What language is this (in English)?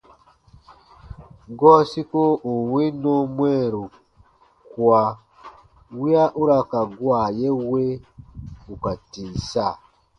Baatonum